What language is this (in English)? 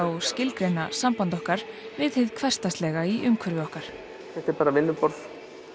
Icelandic